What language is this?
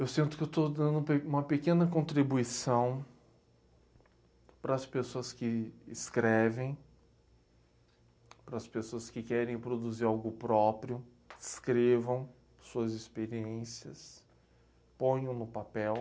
Portuguese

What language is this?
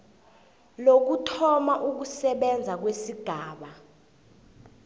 South Ndebele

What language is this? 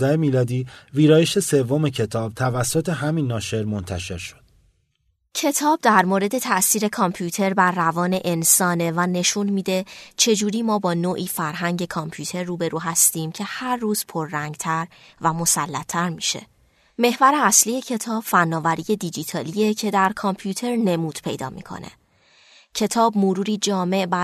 Persian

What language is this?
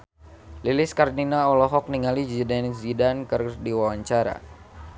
Sundanese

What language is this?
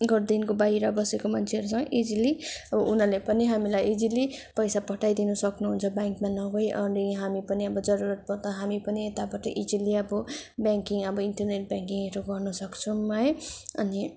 Nepali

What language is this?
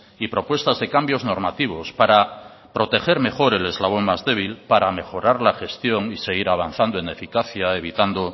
Spanish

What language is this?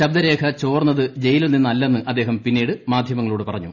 Malayalam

